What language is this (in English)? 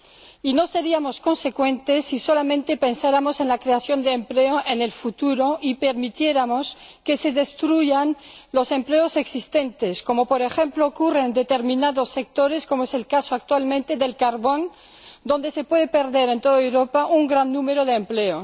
Spanish